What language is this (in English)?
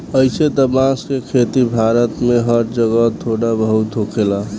Bhojpuri